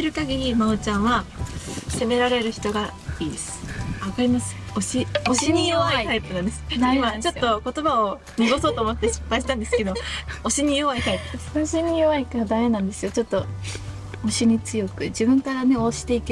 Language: Japanese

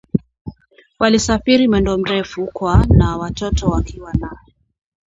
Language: Swahili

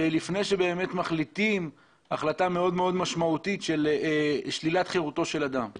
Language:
Hebrew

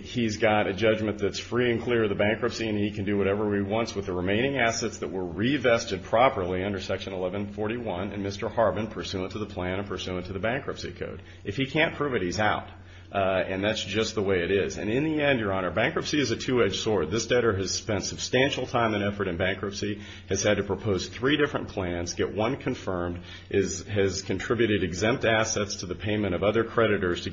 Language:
English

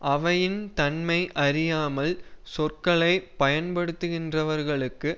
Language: Tamil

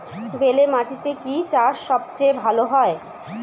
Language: Bangla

